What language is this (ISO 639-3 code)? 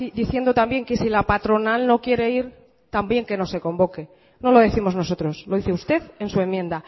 spa